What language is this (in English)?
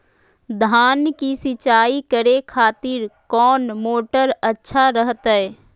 Magahi